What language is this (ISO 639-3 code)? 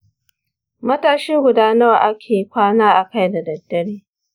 hau